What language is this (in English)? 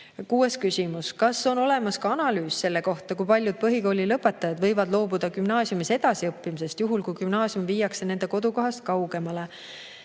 Estonian